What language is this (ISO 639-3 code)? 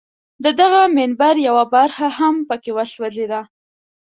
pus